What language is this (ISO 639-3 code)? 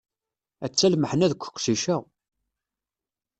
kab